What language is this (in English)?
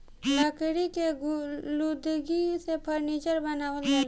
Bhojpuri